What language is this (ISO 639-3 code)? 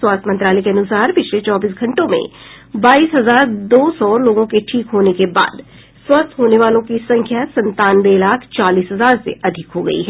hin